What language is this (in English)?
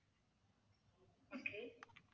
Tamil